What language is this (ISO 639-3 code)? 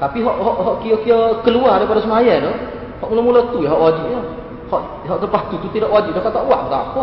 msa